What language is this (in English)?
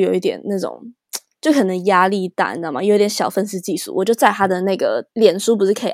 Chinese